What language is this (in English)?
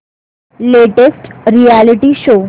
Marathi